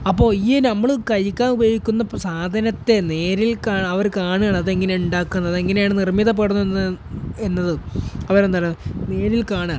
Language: Malayalam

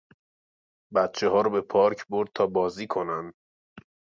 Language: Persian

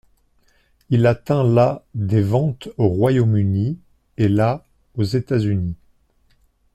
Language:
French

